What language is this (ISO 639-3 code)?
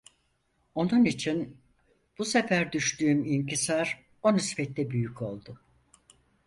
tur